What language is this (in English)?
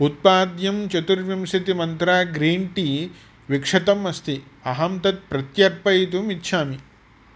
Sanskrit